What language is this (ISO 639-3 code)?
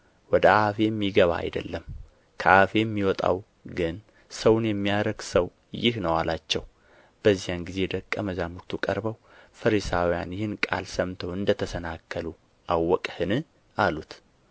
amh